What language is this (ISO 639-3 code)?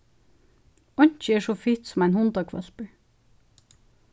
fao